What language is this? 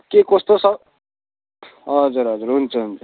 Nepali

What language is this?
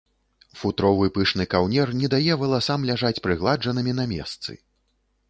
Belarusian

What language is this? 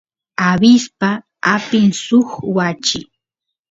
Santiago del Estero Quichua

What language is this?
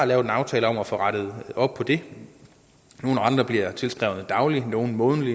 Danish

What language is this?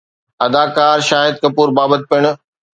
Sindhi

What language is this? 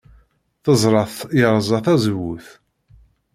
Kabyle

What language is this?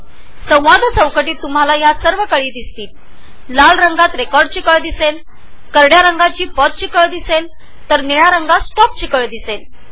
Marathi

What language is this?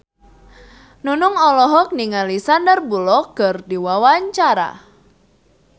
Sundanese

